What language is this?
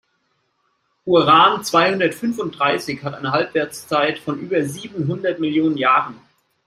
German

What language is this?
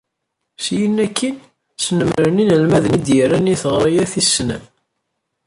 Kabyle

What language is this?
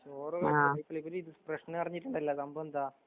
Malayalam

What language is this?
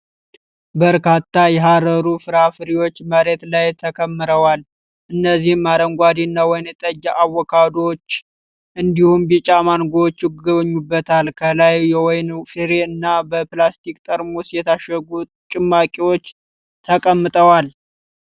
Amharic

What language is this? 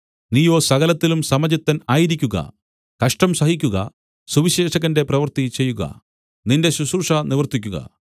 Malayalam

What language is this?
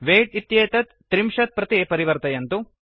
Sanskrit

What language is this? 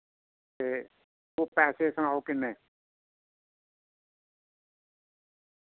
Dogri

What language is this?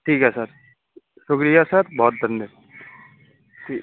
Urdu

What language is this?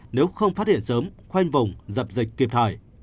Vietnamese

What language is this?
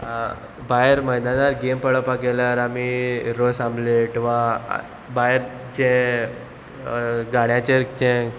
Konkani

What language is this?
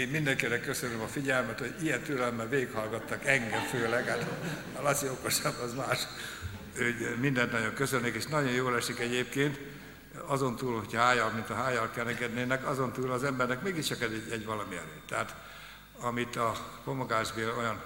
Hungarian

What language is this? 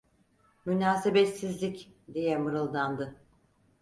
Turkish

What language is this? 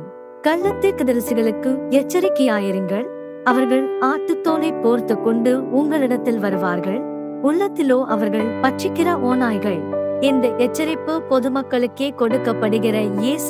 Turkish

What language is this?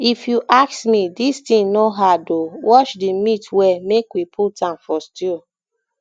Nigerian Pidgin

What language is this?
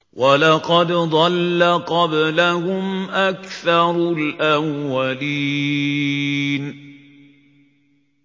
Arabic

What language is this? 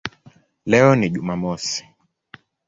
Swahili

